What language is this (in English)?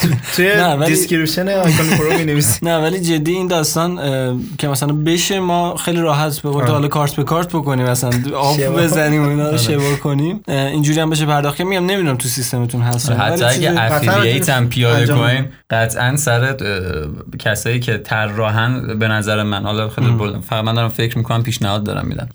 Persian